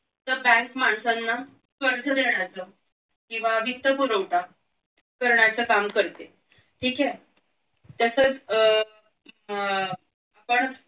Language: Marathi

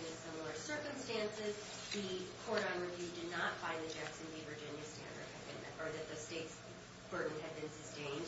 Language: English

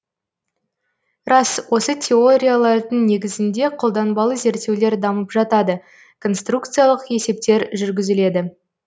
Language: Kazakh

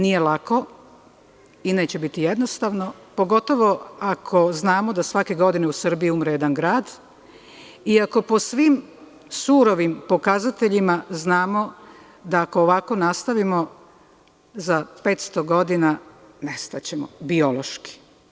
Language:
Serbian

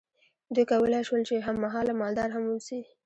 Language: Pashto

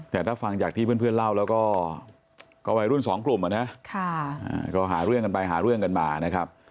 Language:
Thai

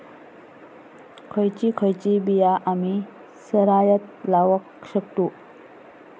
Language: Marathi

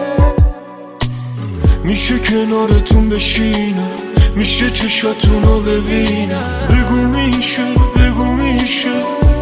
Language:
Persian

